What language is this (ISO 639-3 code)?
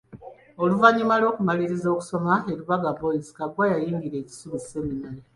lug